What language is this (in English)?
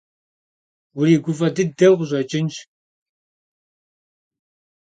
Kabardian